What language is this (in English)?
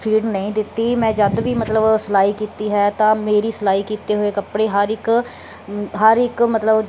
Punjabi